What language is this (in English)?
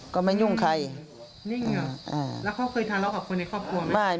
Thai